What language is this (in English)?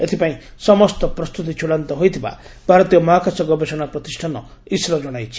Odia